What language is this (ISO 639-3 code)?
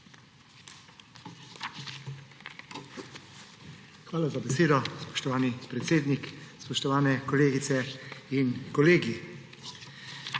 slv